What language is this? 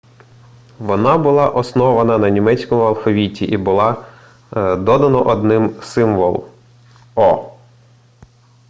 Ukrainian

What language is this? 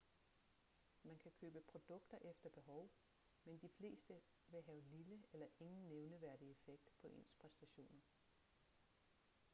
Danish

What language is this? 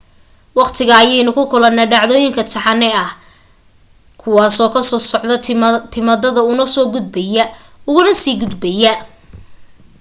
Somali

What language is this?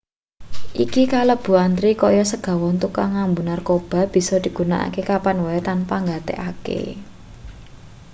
Javanese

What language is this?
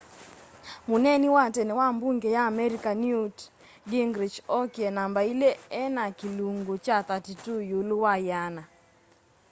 Kamba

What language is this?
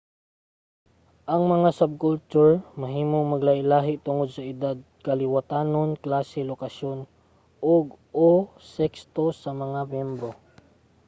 Cebuano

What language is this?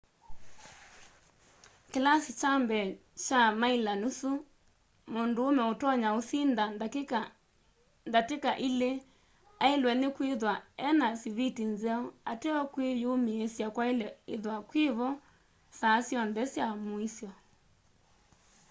Kamba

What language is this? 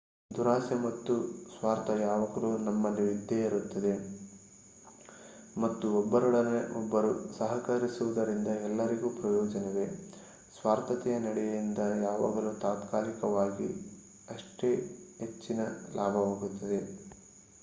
Kannada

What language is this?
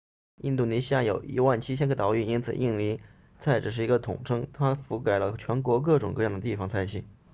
Chinese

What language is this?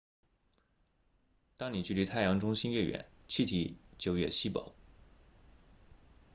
Chinese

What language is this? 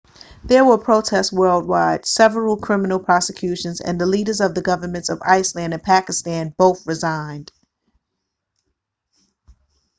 English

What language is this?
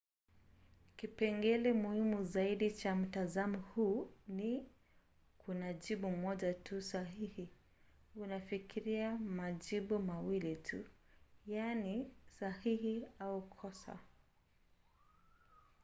Swahili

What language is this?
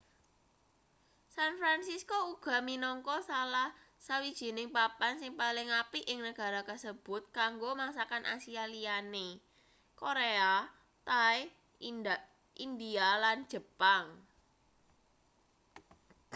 Javanese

